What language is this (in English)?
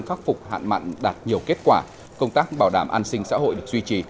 Vietnamese